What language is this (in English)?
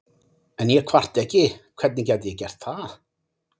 Icelandic